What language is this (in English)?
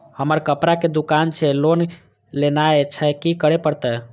Maithili